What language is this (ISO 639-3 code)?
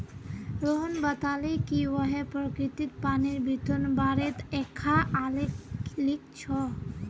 mag